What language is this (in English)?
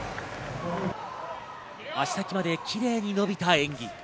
Japanese